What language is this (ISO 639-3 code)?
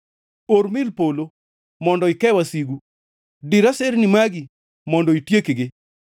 luo